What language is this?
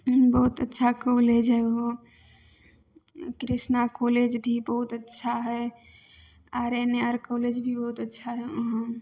Maithili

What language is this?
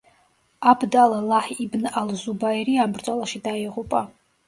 Georgian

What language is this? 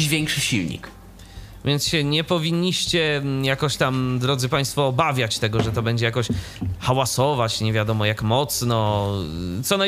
Polish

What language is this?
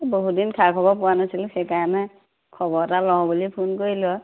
Assamese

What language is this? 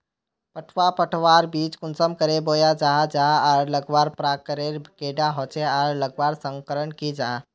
Magahi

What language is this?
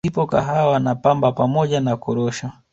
Swahili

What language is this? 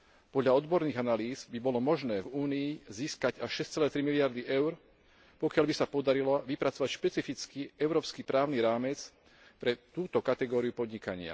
Slovak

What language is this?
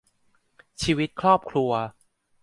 Thai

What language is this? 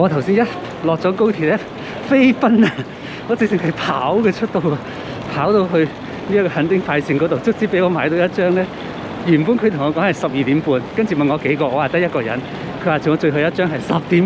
Chinese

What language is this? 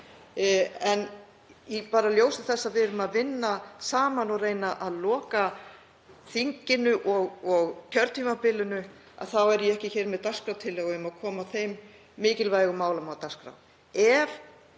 Icelandic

